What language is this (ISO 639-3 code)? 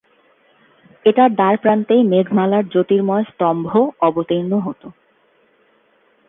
ben